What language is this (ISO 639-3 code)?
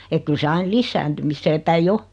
fin